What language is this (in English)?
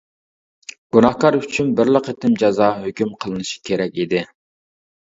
Uyghur